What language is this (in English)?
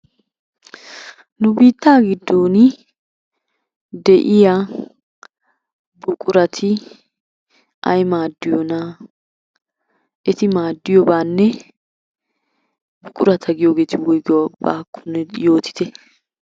Wolaytta